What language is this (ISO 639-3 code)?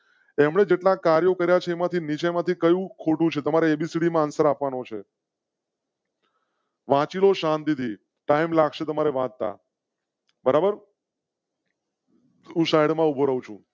guj